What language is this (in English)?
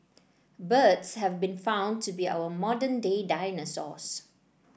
English